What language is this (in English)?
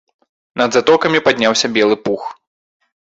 Belarusian